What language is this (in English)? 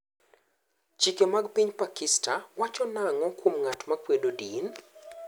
Luo (Kenya and Tanzania)